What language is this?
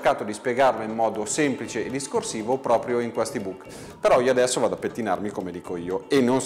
Italian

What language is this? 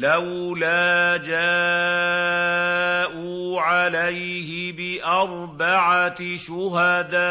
Arabic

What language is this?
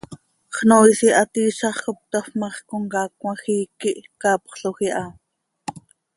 Seri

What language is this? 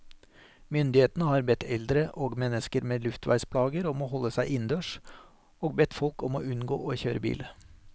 Norwegian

